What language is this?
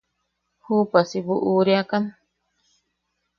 Yaqui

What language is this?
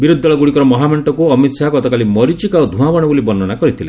Odia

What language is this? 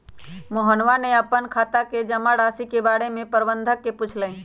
Magahi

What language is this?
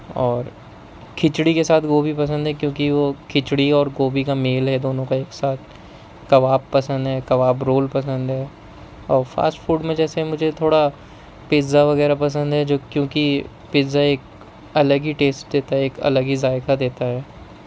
Urdu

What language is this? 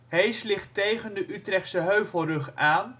Dutch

